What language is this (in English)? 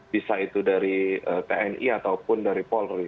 Indonesian